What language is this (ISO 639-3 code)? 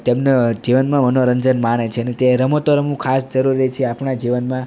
guj